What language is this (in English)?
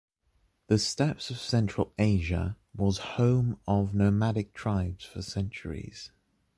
English